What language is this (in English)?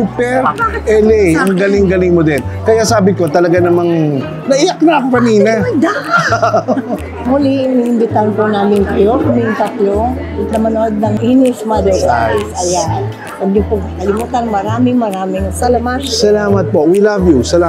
Filipino